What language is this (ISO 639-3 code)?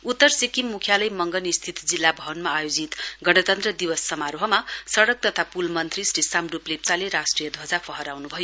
nep